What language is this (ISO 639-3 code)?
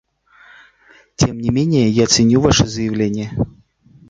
rus